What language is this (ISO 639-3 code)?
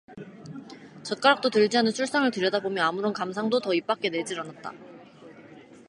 kor